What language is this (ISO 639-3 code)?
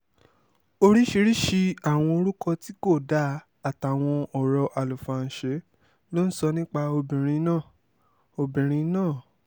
yor